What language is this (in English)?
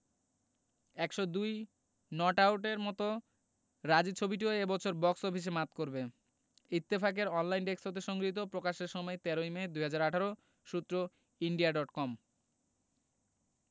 Bangla